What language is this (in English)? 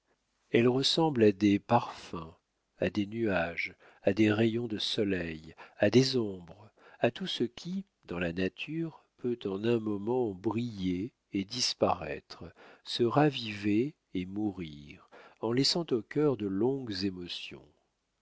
French